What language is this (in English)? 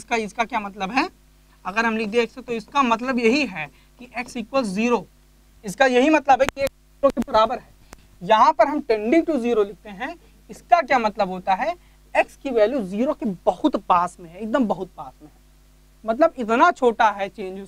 Hindi